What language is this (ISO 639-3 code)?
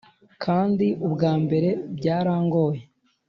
kin